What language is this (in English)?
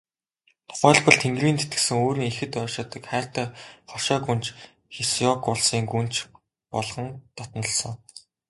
Mongolian